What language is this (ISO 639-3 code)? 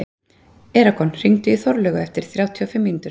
isl